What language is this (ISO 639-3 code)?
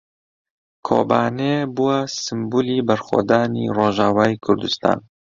ckb